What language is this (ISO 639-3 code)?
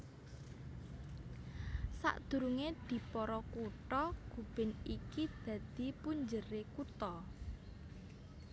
jav